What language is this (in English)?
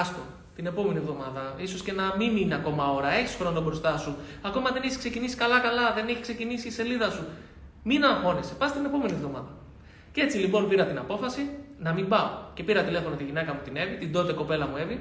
Greek